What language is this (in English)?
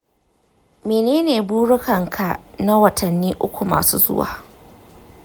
Hausa